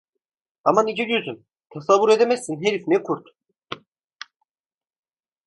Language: Turkish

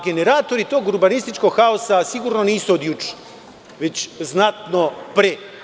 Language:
Serbian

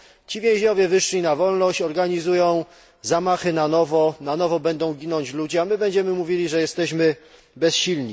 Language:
Polish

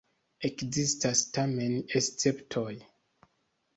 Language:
Esperanto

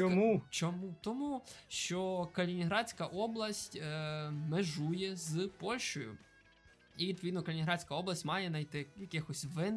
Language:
Ukrainian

